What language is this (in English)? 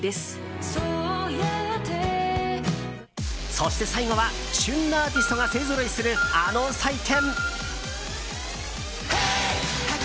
Japanese